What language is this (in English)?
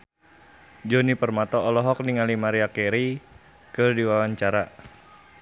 Sundanese